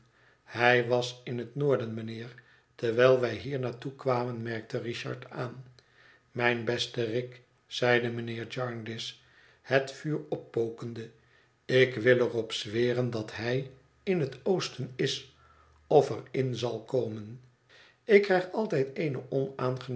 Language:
Dutch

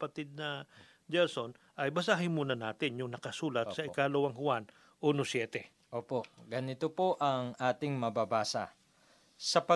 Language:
Filipino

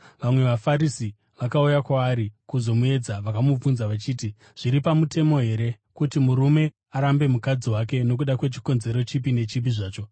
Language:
Shona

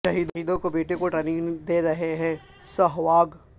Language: Urdu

